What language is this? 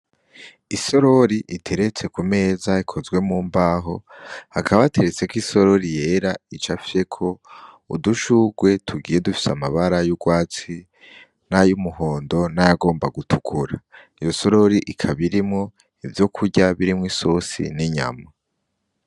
Rundi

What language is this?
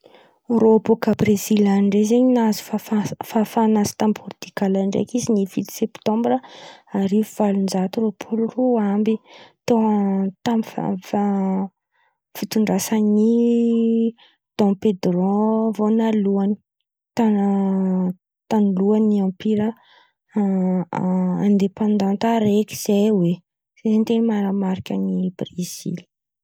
Antankarana Malagasy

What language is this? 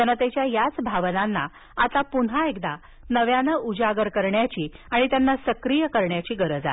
Marathi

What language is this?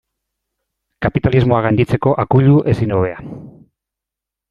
Basque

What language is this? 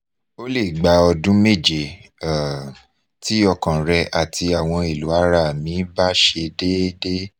Yoruba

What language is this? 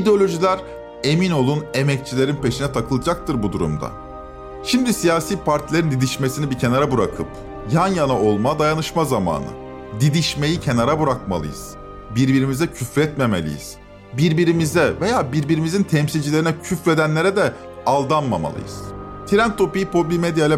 Turkish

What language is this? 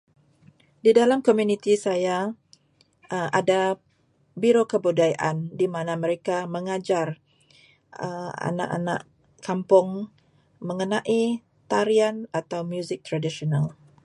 Malay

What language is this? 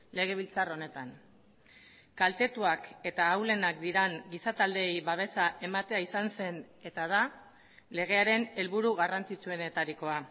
Basque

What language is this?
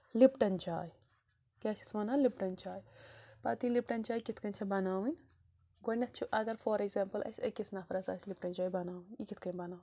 Kashmiri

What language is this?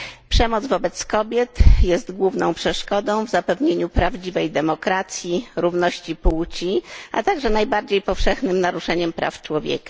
Polish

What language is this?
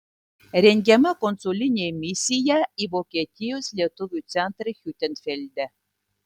Lithuanian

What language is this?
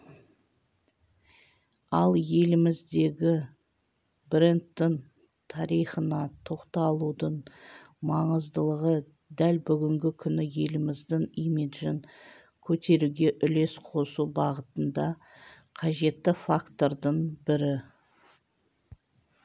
Kazakh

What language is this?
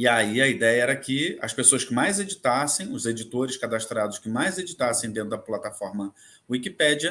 Portuguese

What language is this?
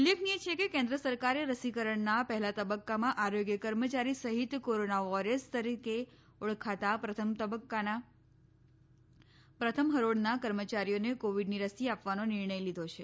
Gujarati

